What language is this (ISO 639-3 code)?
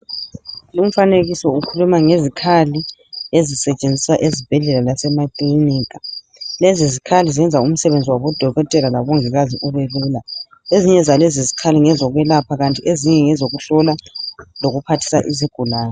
nde